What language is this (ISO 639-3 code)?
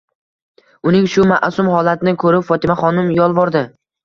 uzb